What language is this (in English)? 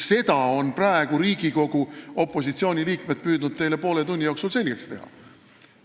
Estonian